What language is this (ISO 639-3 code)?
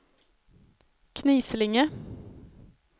swe